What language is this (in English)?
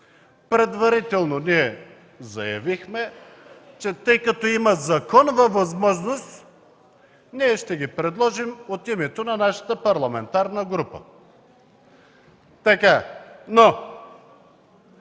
Bulgarian